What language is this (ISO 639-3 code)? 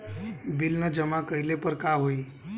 bho